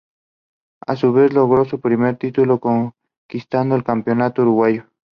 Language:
Spanish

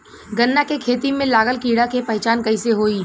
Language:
Bhojpuri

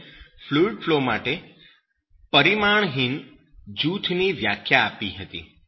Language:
Gujarati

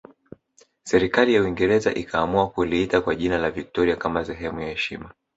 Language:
Swahili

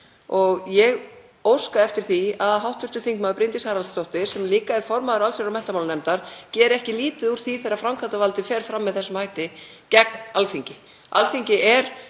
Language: Icelandic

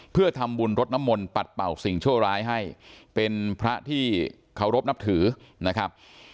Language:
Thai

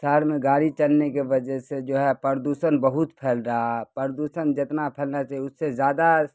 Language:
Urdu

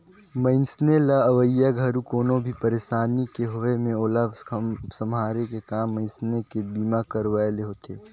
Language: Chhattisgarhi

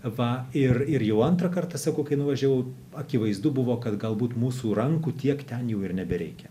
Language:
Lithuanian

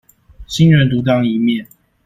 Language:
Chinese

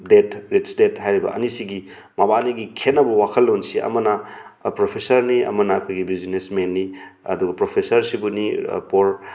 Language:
Manipuri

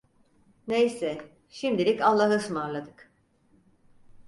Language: Turkish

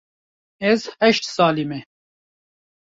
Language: Kurdish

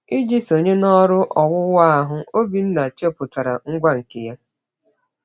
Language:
Igbo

